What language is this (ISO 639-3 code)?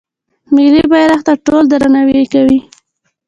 pus